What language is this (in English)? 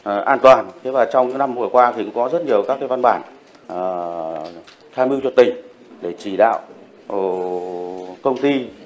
Vietnamese